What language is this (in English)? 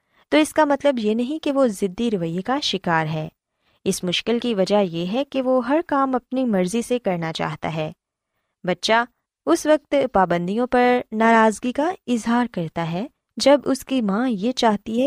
Urdu